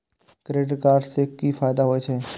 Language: Maithili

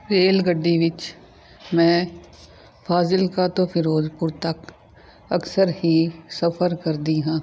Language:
Punjabi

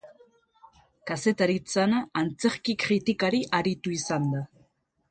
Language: Basque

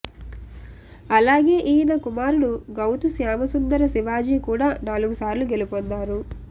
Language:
Telugu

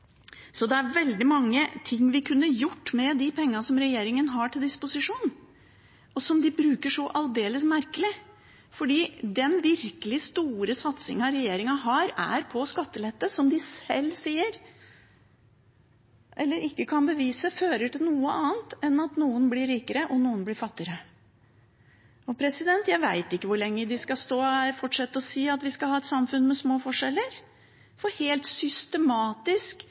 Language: Norwegian Bokmål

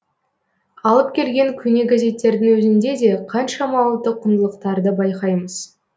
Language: Kazakh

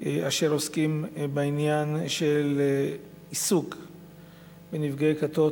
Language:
Hebrew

